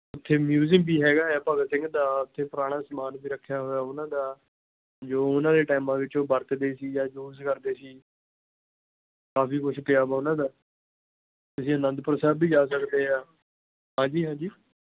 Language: Punjabi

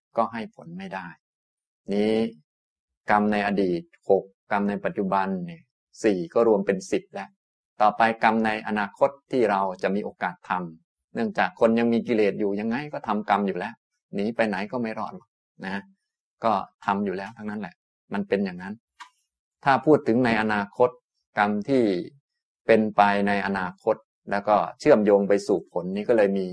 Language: Thai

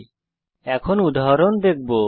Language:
Bangla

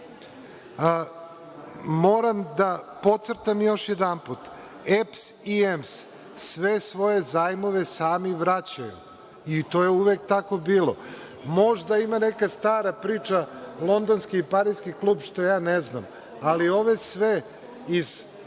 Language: Serbian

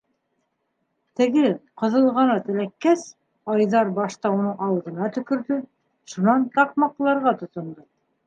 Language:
Bashkir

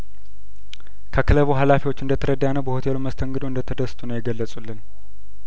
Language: Amharic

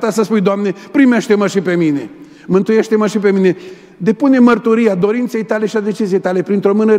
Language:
Romanian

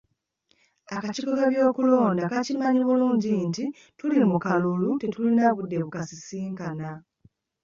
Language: Ganda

